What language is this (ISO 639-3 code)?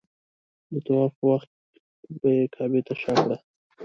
pus